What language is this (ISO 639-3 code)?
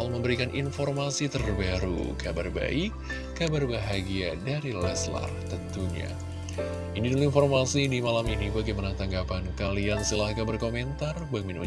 ind